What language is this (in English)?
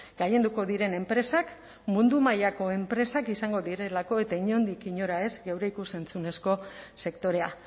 Basque